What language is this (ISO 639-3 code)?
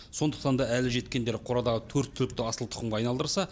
kaz